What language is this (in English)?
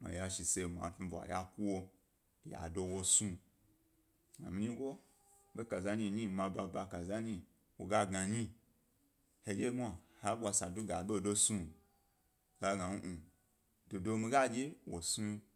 Gbari